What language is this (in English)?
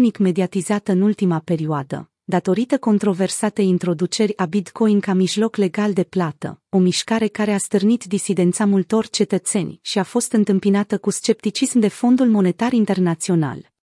Romanian